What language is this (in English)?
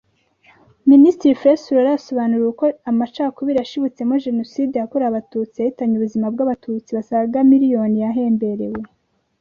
Kinyarwanda